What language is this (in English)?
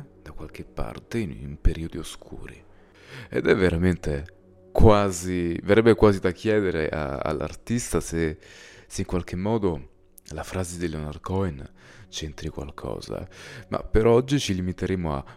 Italian